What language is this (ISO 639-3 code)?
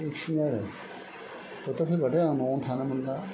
brx